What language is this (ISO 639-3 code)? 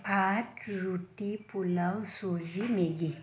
asm